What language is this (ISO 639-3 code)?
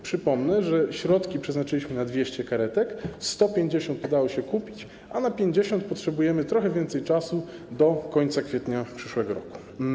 pol